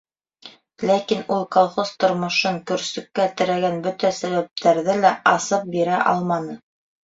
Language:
Bashkir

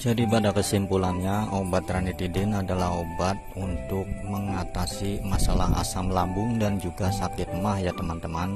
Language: Indonesian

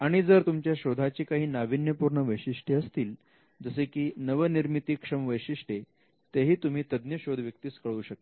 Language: Marathi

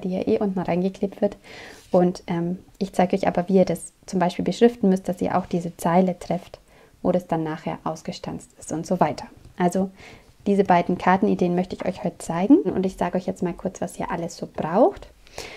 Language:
German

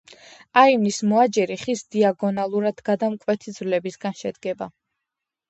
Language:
Georgian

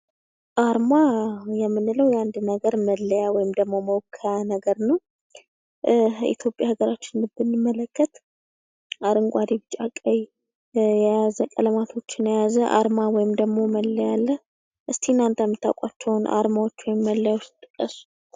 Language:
Amharic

